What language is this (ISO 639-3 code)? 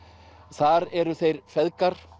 isl